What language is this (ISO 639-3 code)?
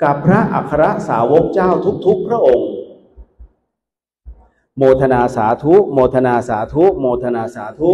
tha